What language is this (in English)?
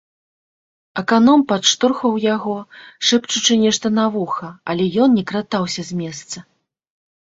Belarusian